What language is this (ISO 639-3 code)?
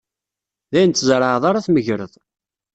kab